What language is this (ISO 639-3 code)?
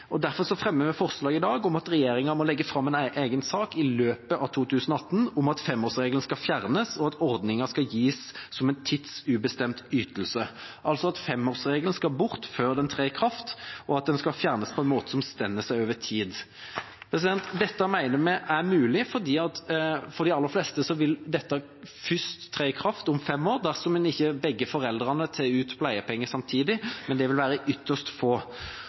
nob